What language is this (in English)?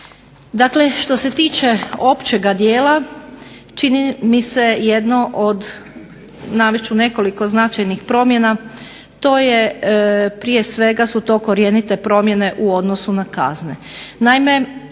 Croatian